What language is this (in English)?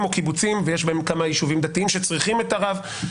Hebrew